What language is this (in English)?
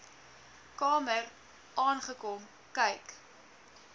Afrikaans